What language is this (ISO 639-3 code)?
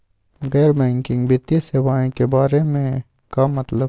mag